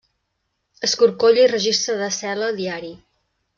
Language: Catalan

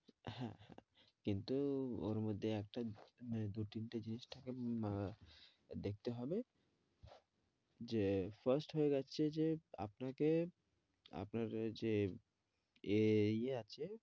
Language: Bangla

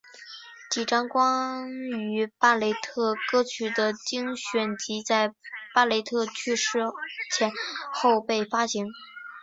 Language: Chinese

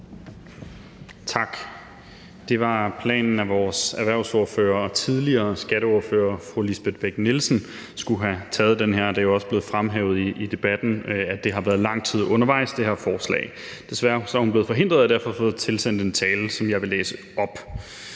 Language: Danish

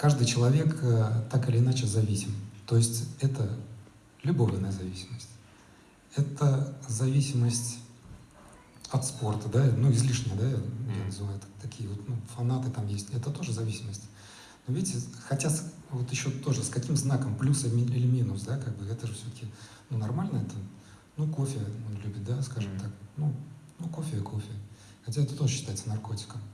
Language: Russian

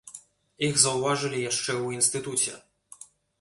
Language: Belarusian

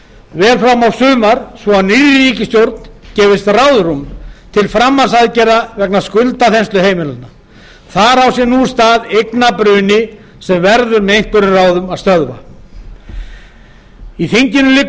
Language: Icelandic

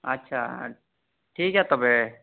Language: Santali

